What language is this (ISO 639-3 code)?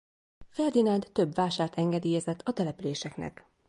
hun